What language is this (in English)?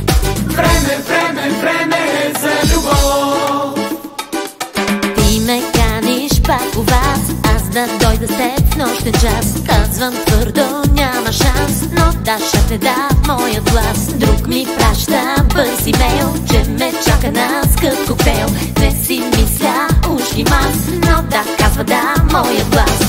Romanian